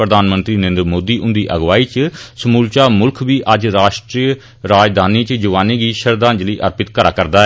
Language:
Dogri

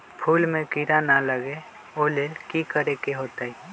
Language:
Magahi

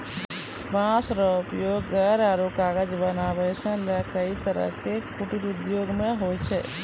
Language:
Maithili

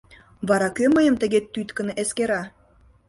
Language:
Mari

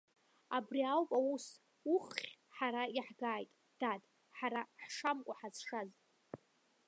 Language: Abkhazian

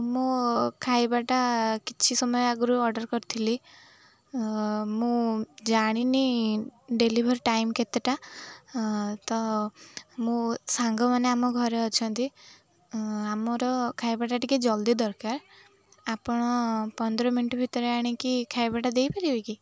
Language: Odia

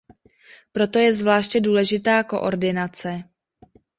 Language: Czech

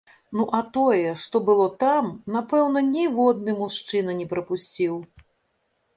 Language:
Belarusian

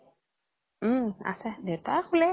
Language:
Assamese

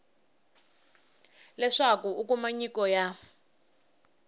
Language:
Tsonga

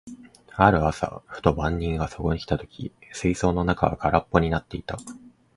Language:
Japanese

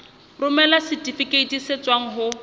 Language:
Southern Sotho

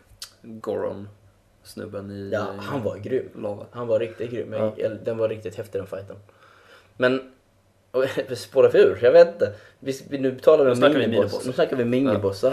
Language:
Swedish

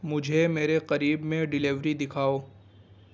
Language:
Urdu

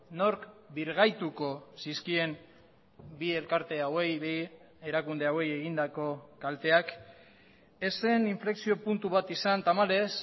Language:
Basque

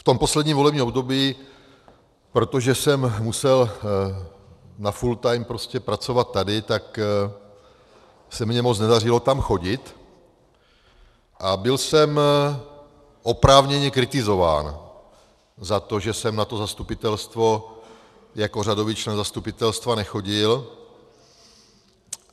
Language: Czech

